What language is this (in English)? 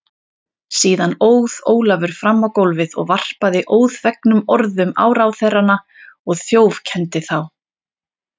Icelandic